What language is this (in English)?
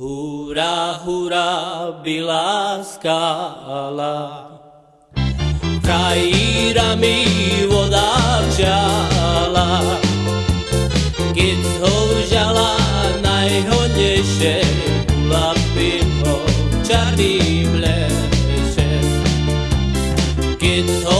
Slovak